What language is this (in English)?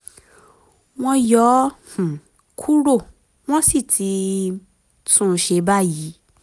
Yoruba